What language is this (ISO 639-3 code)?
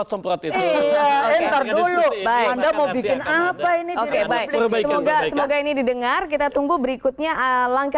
ind